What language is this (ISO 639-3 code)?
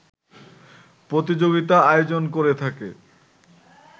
ben